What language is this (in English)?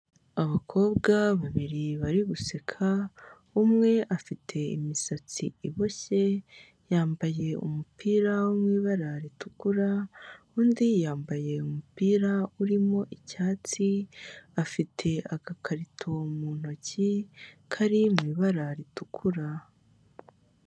Kinyarwanda